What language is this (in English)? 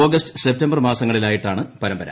Malayalam